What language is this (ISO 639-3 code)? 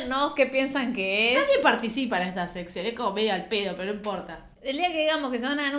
spa